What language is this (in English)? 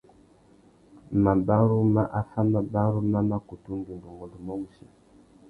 Tuki